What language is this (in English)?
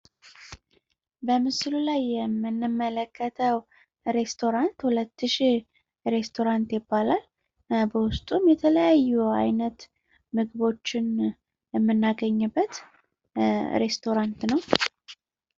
Amharic